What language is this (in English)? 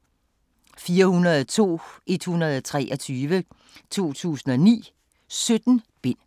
Danish